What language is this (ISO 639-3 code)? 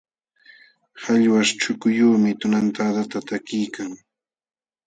qxw